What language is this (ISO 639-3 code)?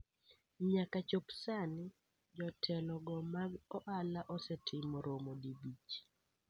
luo